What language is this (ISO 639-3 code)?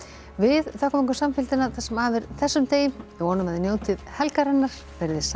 isl